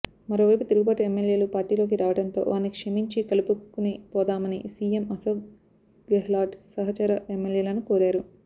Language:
Telugu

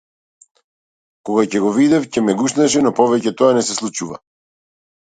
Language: Macedonian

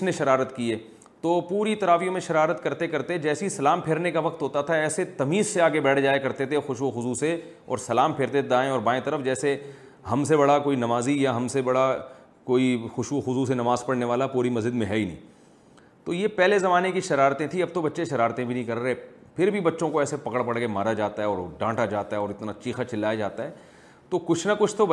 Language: Urdu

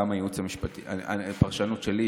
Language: Hebrew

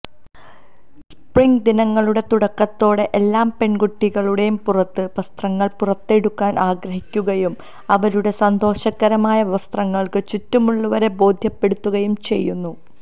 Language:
Malayalam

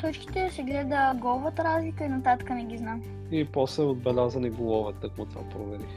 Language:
Bulgarian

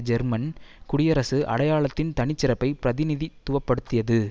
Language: Tamil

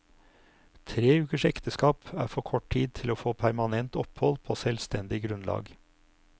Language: Norwegian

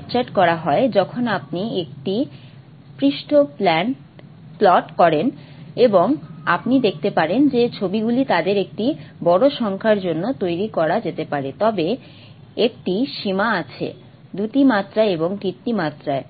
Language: Bangla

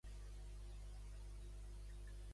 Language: Catalan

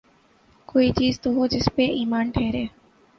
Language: Urdu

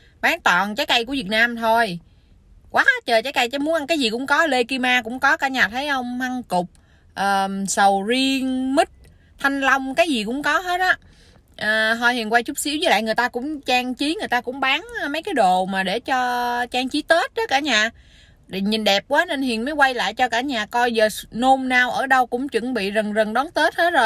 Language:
Vietnamese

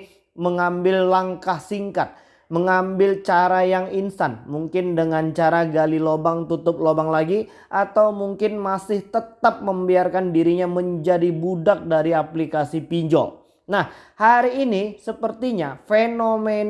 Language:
Indonesian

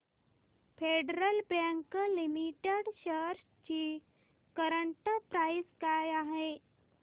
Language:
Marathi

